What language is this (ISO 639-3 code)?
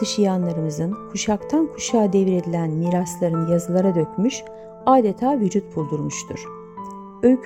tur